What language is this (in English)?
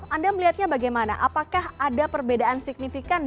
Indonesian